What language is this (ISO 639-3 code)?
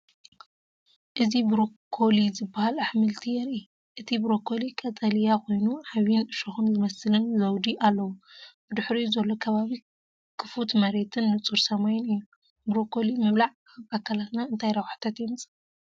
tir